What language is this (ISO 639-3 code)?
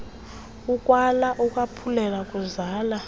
xho